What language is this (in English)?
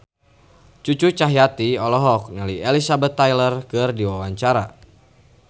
Sundanese